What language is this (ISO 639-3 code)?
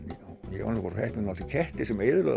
isl